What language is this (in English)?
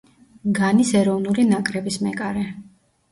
Georgian